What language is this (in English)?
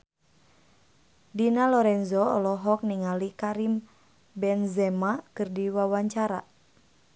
Sundanese